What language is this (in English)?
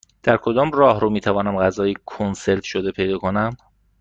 Persian